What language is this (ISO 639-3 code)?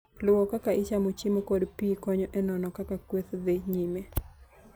luo